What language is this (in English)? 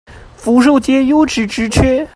Chinese